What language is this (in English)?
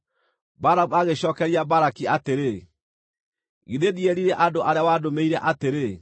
Kikuyu